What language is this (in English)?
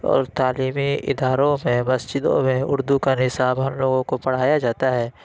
Urdu